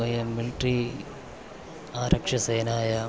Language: Sanskrit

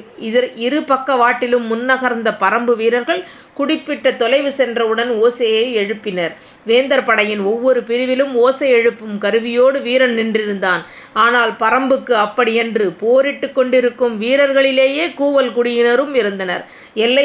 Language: Tamil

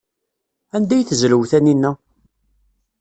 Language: Kabyle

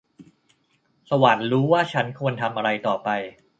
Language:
Thai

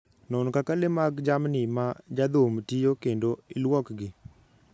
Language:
Luo (Kenya and Tanzania)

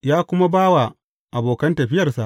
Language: Hausa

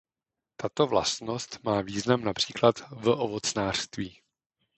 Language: Czech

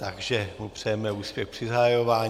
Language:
Czech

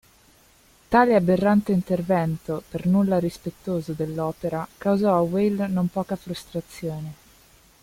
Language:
Italian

